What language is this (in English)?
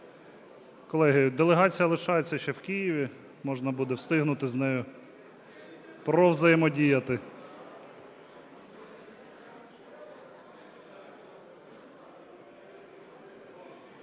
Ukrainian